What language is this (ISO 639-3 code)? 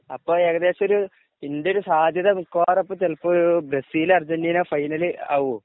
mal